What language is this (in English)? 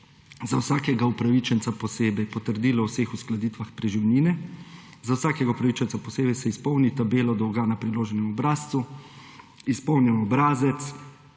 Slovenian